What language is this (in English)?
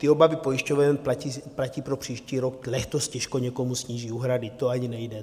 Czech